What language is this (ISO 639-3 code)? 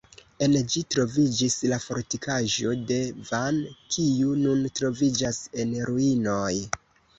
epo